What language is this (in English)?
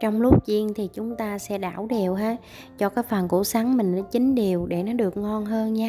Vietnamese